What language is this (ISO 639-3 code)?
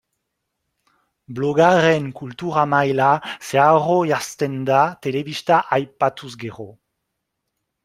eus